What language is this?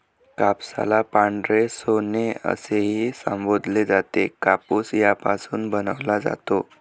Marathi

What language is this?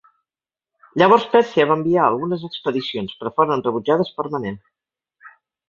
Catalan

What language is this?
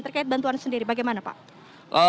Indonesian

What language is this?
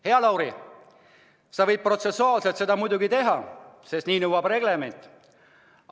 Estonian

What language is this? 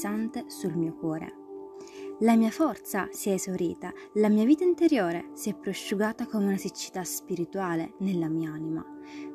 Italian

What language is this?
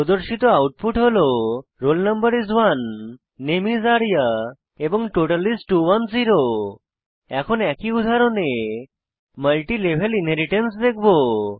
Bangla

